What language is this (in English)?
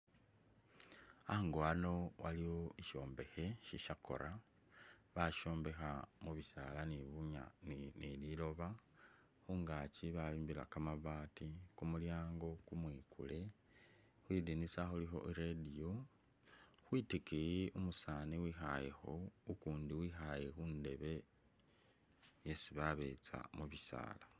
Masaaba